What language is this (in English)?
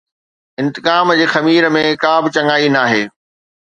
Sindhi